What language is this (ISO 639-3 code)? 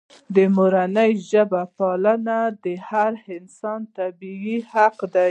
pus